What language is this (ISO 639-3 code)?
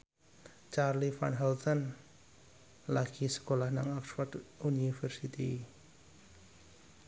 jav